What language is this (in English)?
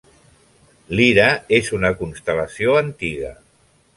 Catalan